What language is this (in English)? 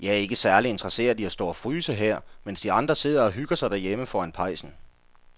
Danish